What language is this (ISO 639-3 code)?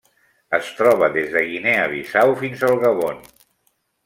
cat